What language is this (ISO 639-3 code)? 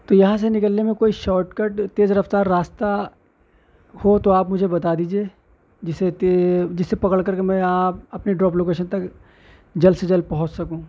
urd